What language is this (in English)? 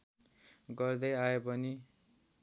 Nepali